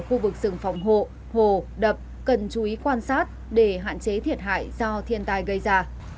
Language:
Vietnamese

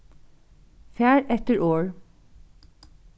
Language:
Faroese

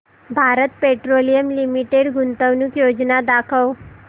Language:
Marathi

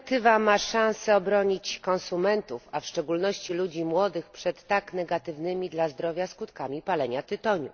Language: Polish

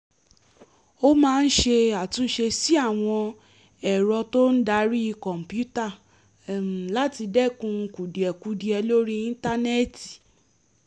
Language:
Yoruba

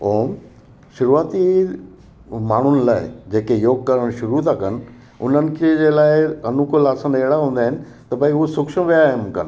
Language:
Sindhi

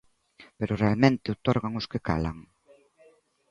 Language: Galician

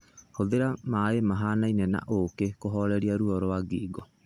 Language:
Kikuyu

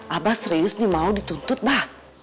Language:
Indonesian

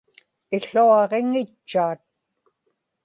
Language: Inupiaq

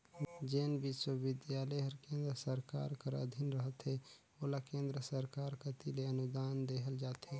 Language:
Chhattisgarhi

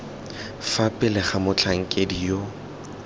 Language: Tswana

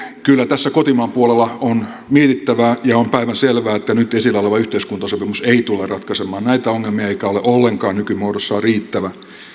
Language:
Finnish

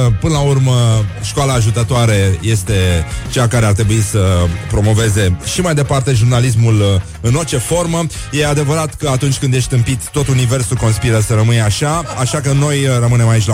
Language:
Romanian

